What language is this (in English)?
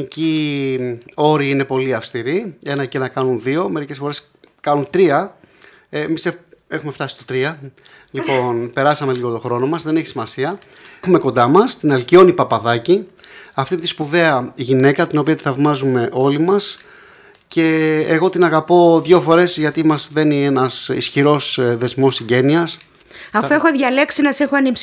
Greek